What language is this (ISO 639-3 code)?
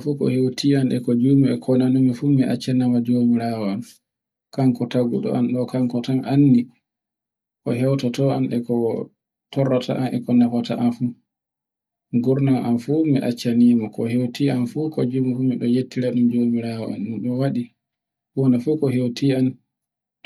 fue